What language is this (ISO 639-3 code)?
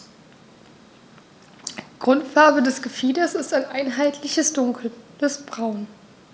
deu